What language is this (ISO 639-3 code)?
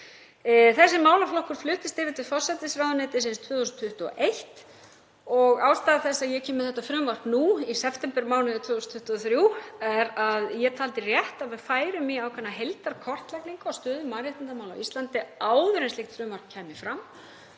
isl